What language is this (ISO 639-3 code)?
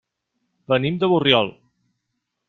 cat